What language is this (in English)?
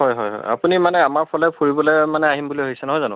Assamese